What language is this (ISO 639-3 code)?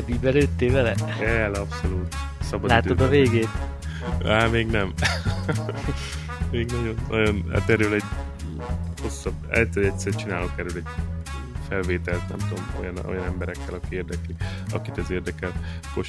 hun